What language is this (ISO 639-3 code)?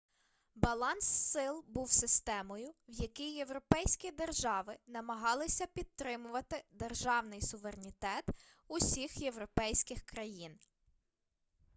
ukr